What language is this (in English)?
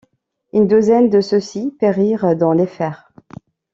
French